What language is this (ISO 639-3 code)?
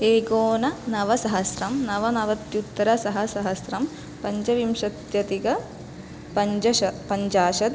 san